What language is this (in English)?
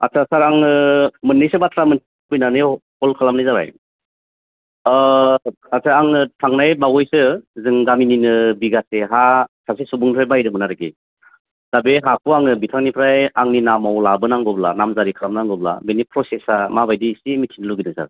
Bodo